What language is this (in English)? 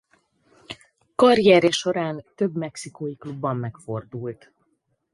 Hungarian